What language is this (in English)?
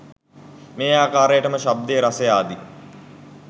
Sinhala